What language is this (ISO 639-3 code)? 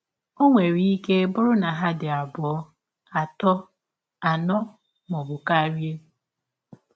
ibo